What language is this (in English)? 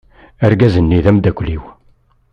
Kabyle